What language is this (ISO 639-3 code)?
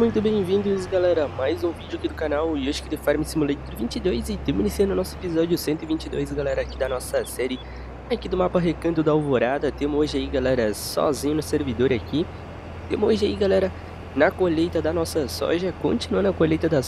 por